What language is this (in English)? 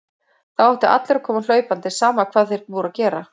Icelandic